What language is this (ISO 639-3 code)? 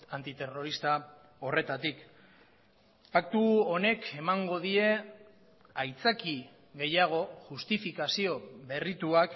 eus